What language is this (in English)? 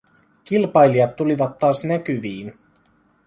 Finnish